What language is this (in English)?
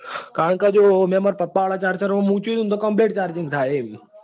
Gujarati